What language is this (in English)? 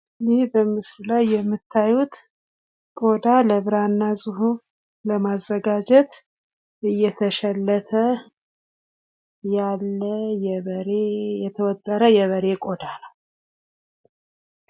Amharic